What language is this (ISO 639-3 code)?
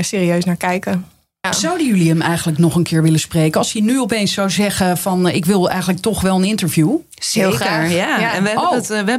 nld